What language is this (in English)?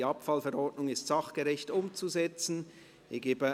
Swiss German